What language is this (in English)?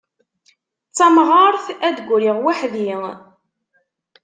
Kabyle